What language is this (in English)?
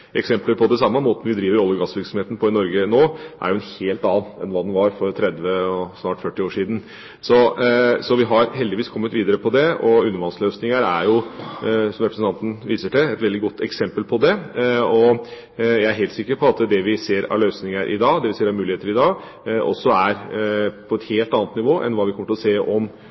Norwegian Bokmål